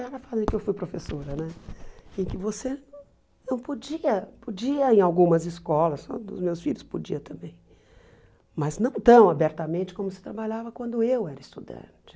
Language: Portuguese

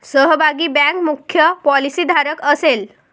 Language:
Marathi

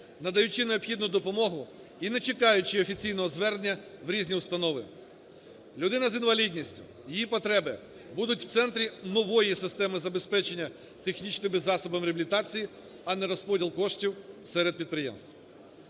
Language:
Ukrainian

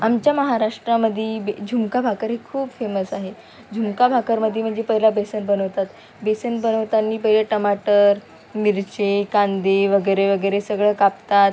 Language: Marathi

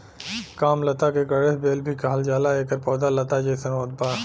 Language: Bhojpuri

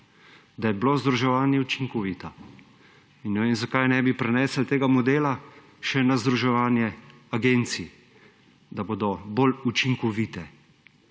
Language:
Slovenian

